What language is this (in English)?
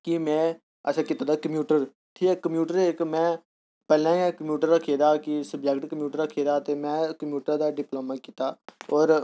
Dogri